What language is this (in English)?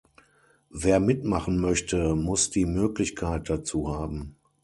German